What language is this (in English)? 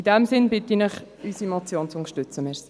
Swiss German